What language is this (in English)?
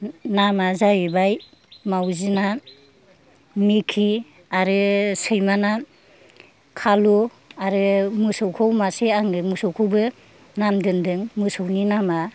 Bodo